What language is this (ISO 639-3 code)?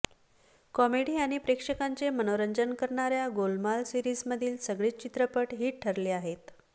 mar